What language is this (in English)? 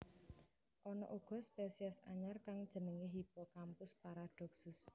Javanese